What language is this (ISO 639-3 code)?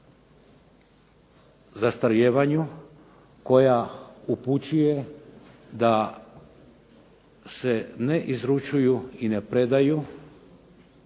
hrv